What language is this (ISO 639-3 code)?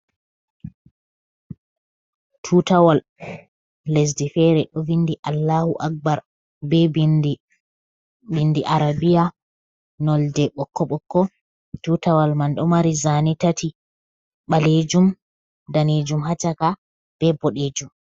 ful